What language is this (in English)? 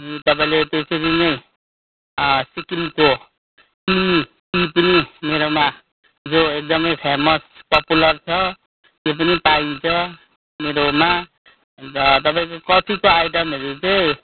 Nepali